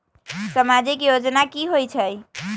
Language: Magahi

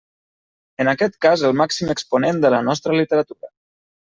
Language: Catalan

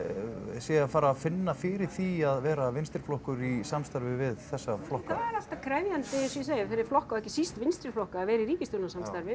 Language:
Icelandic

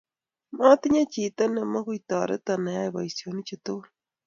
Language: Kalenjin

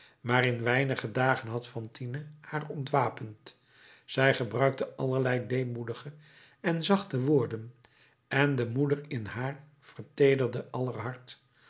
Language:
Dutch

